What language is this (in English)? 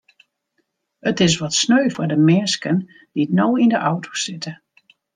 Western Frisian